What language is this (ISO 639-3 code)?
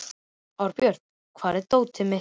isl